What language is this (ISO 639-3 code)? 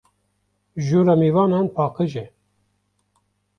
kur